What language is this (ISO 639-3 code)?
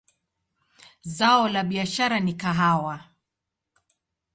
swa